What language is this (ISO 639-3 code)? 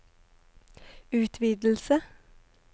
nor